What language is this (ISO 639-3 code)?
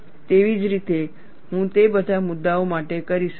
guj